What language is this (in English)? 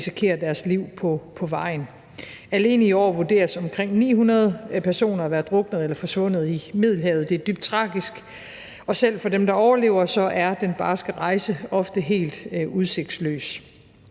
Danish